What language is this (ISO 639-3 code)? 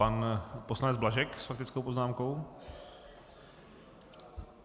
ces